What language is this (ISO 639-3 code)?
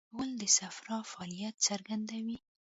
pus